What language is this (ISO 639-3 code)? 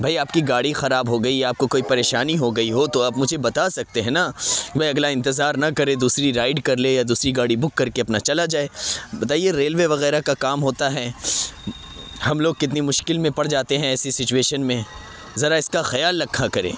urd